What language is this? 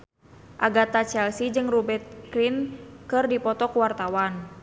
Sundanese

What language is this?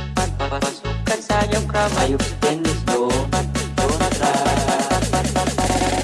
Indonesian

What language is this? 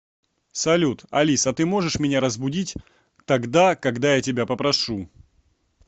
Russian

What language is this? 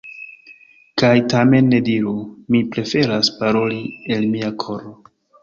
Esperanto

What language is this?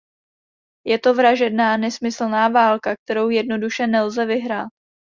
Czech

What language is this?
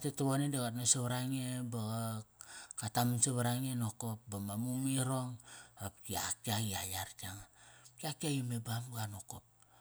Kairak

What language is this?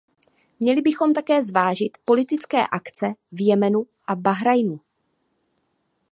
Czech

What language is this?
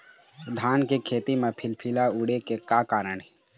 Chhattisgarhi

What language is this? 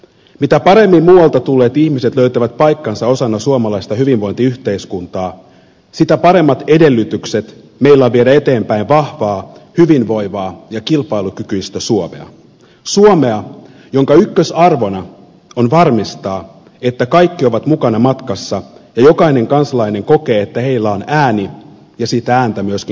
Finnish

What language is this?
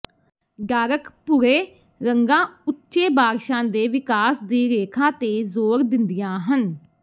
Punjabi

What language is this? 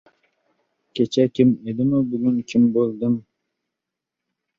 Uzbek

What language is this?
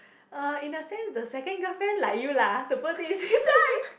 English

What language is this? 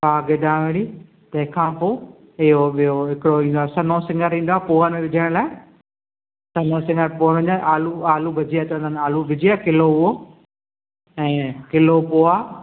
Sindhi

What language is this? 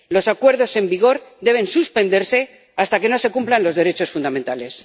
Spanish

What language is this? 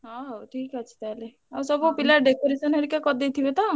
Odia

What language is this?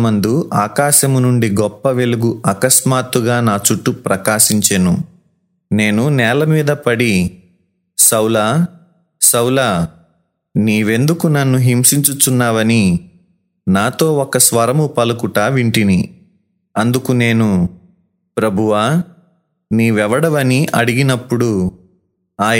Telugu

